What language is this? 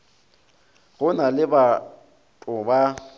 Northern Sotho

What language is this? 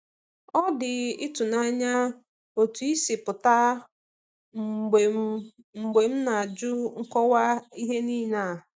Igbo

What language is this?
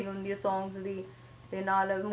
Punjabi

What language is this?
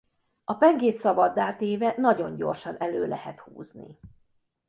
Hungarian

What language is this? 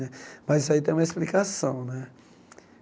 Portuguese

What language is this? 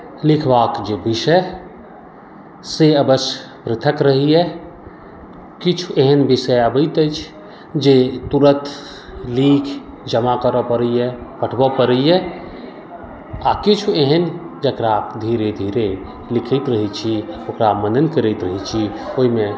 Maithili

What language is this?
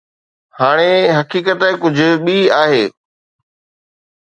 Sindhi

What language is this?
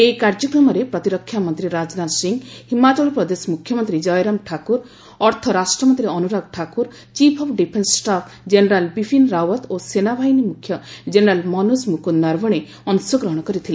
Odia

